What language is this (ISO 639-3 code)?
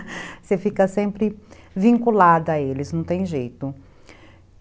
por